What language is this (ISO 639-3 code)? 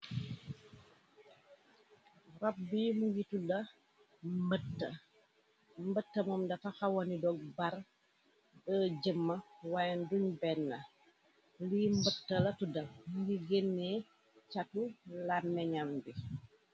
wol